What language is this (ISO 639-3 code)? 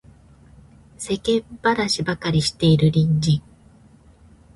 jpn